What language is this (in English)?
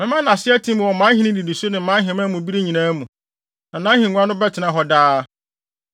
Akan